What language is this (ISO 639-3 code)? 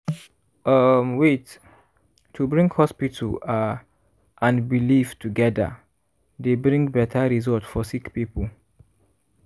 pcm